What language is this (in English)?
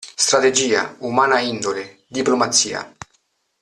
Italian